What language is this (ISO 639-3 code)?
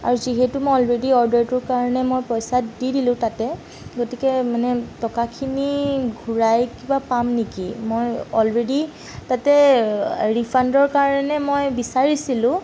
asm